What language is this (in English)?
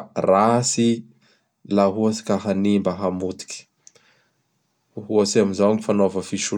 Bara Malagasy